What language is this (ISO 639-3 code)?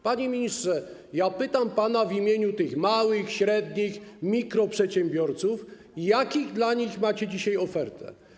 pol